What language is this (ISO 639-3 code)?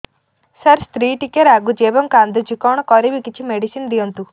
ori